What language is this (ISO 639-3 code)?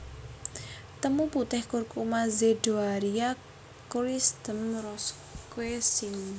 jav